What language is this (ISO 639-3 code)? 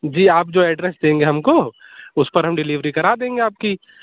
urd